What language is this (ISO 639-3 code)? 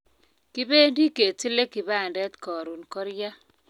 kln